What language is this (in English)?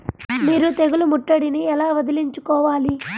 Telugu